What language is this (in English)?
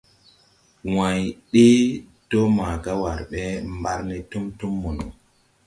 Tupuri